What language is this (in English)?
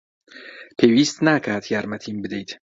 Central Kurdish